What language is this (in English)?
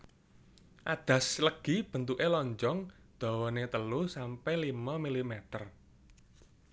Javanese